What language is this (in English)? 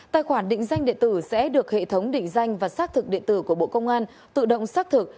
Vietnamese